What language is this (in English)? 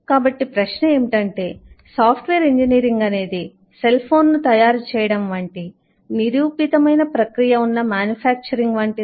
Telugu